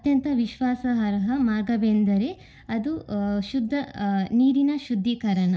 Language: Kannada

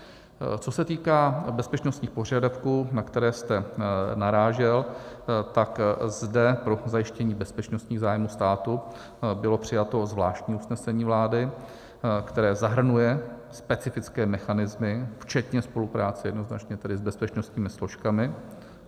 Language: Czech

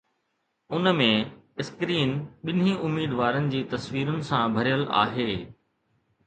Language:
Sindhi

